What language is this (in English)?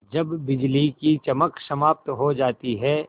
Hindi